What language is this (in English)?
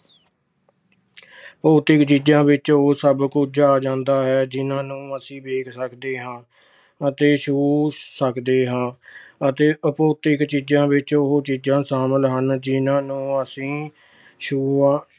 Punjabi